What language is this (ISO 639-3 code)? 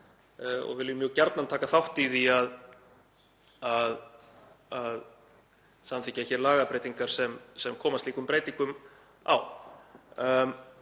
isl